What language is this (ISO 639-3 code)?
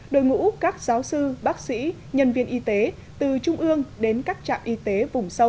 vie